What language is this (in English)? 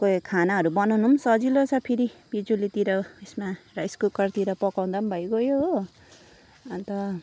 Nepali